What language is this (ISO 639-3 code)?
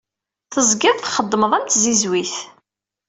kab